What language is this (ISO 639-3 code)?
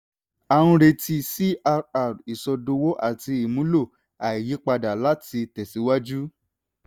yor